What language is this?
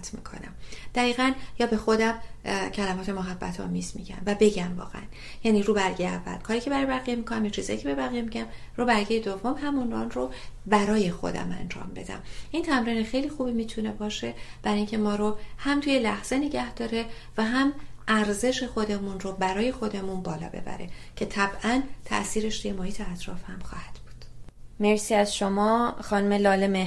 Persian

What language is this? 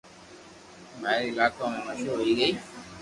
Loarki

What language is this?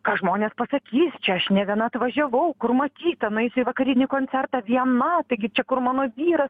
Lithuanian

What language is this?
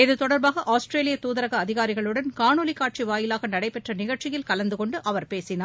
Tamil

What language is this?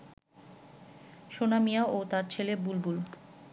Bangla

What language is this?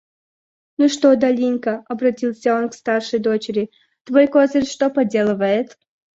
Russian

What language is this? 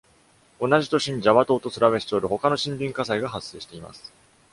Japanese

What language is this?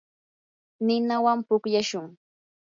Yanahuanca Pasco Quechua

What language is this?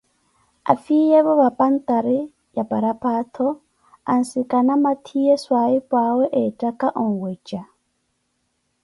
Koti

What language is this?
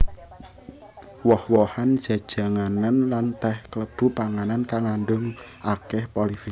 Javanese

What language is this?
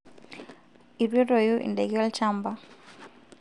Masai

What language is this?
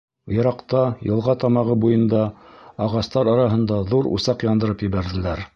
Bashkir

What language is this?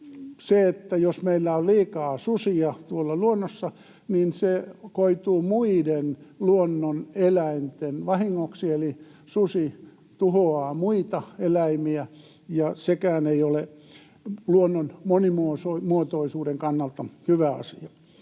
Finnish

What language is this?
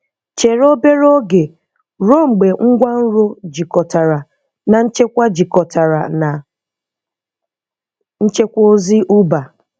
Igbo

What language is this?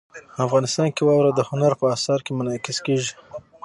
Pashto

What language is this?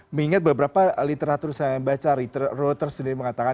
Indonesian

